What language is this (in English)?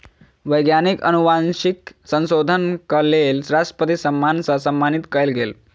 Maithili